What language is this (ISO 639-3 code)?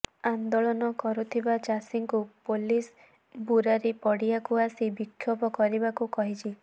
ori